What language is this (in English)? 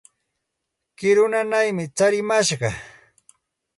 Santa Ana de Tusi Pasco Quechua